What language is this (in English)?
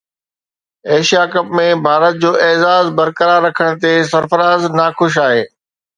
Sindhi